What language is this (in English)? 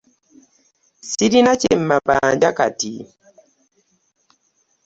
Ganda